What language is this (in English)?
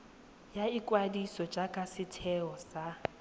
Tswana